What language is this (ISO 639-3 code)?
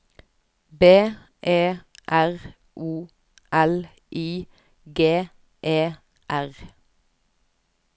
nor